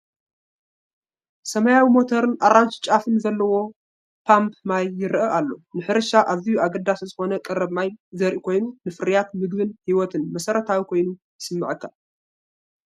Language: Tigrinya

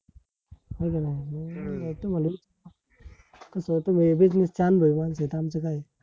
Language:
Marathi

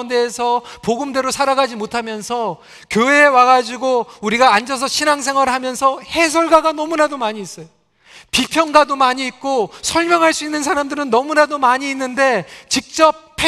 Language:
Korean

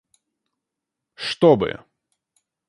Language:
Russian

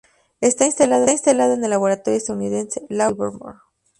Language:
Spanish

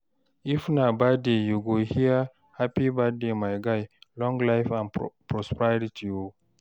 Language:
Nigerian Pidgin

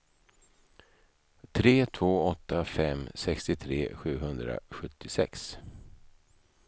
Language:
Swedish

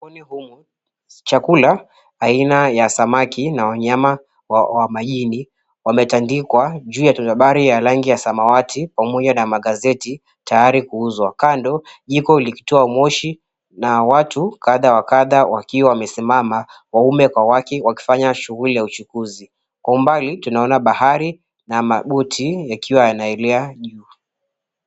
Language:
Swahili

